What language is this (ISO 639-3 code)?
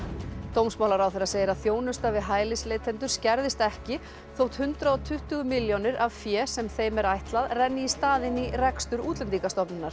isl